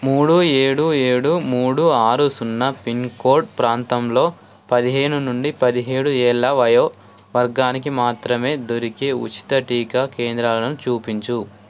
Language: Telugu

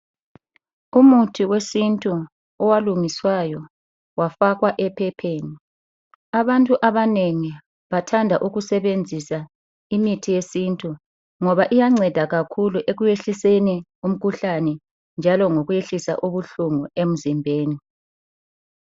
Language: North Ndebele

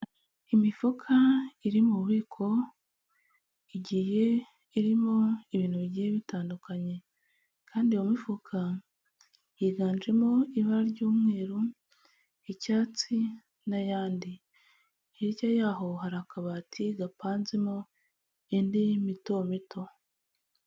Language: Kinyarwanda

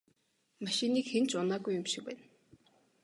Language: Mongolian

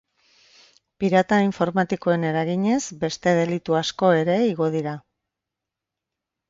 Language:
Basque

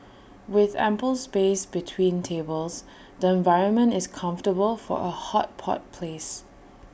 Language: English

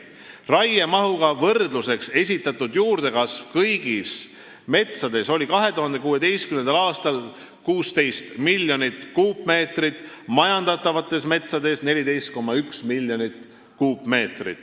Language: Estonian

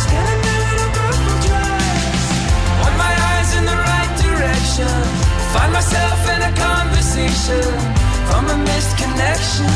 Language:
Hungarian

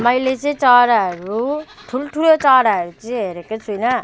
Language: Nepali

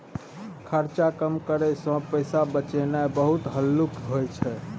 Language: Maithili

